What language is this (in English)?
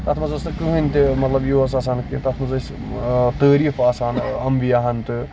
Kashmiri